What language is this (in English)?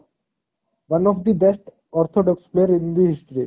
Odia